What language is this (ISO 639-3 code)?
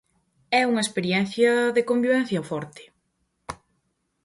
glg